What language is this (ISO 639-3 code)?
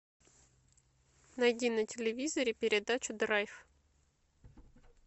rus